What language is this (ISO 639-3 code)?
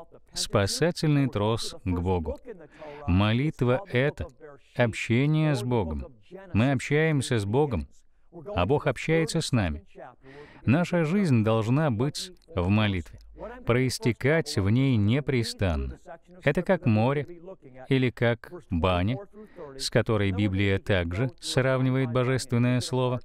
rus